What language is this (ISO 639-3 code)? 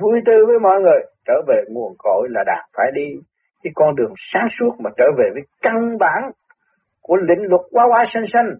vie